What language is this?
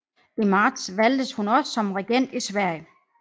Danish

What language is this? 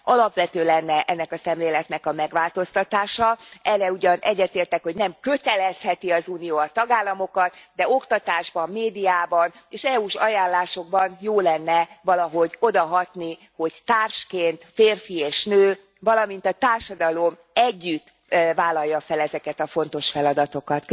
Hungarian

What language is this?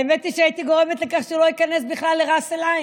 Hebrew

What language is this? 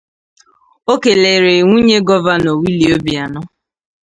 Igbo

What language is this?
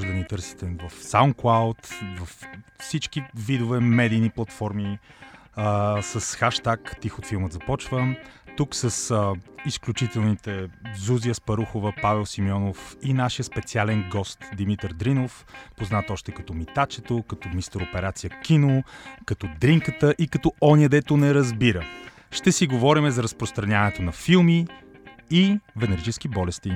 Bulgarian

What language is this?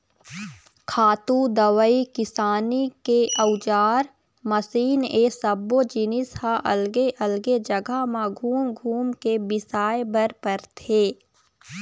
Chhattisgarhi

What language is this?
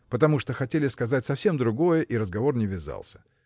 Russian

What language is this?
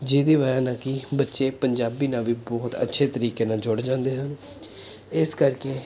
Punjabi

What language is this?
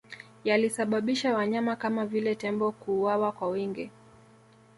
Swahili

